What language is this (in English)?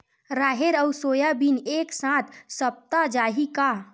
Chhattisgarhi